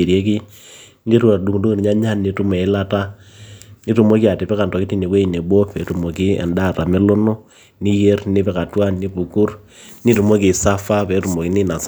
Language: Masai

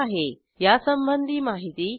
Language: Marathi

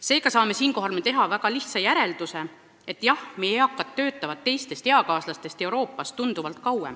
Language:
Estonian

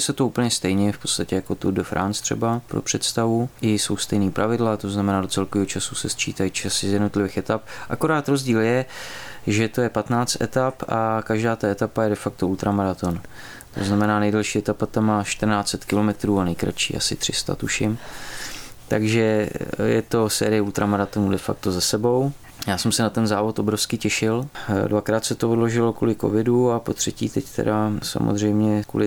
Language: Czech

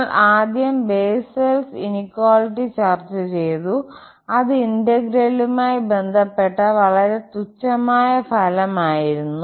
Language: Malayalam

